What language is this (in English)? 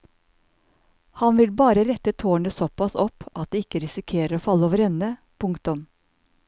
Norwegian